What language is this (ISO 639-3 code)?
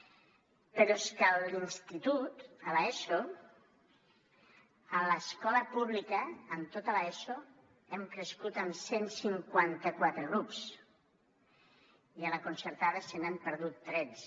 cat